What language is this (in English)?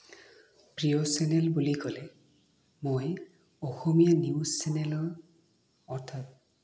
Assamese